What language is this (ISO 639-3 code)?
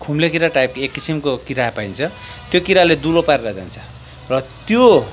nep